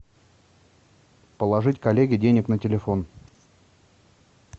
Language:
Russian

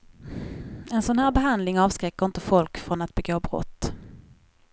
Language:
Swedish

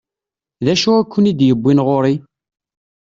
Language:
Kabyle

